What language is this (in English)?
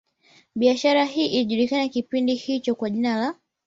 Swahili